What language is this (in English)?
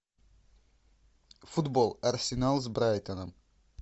Russian